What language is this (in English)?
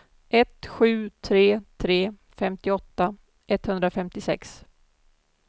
Swedish